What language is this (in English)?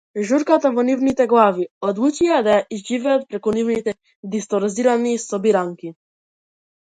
Macedonian